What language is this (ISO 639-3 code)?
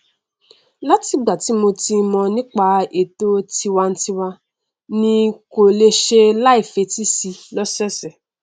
yor